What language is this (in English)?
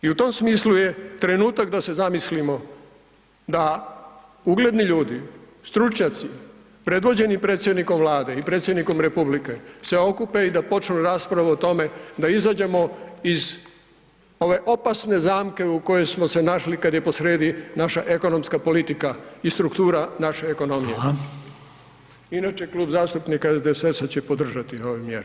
Croatian